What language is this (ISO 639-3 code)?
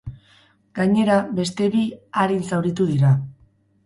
eus